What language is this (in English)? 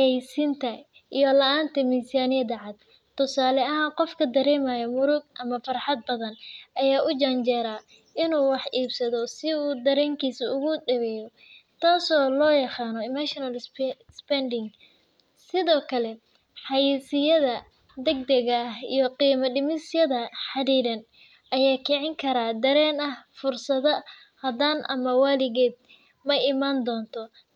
Somali